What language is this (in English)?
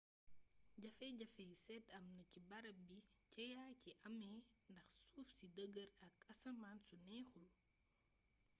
Wolof